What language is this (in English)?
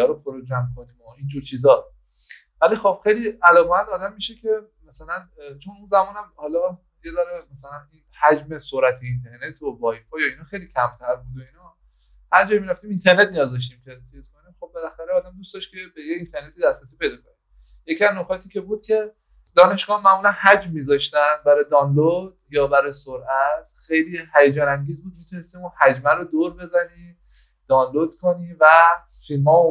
Persian